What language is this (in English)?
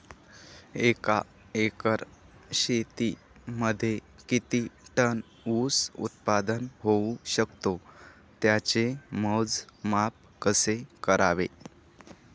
Marathi